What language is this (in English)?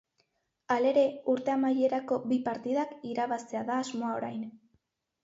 Basque